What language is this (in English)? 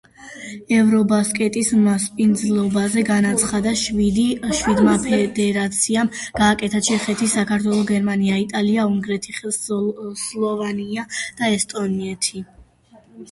Georgian